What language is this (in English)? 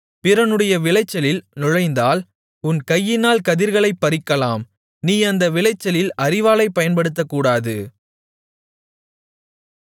Tamil